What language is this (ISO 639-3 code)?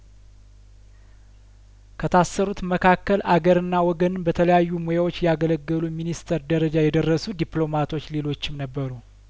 amh